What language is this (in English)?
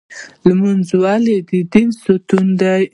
Pashto